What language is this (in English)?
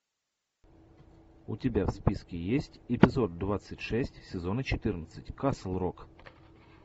Russian